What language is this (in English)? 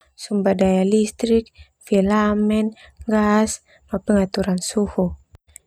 Termanu